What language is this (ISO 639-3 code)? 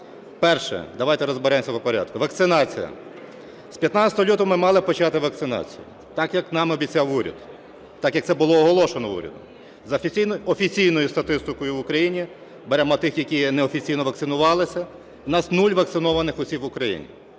ukr